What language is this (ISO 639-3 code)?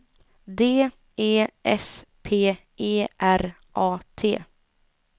swe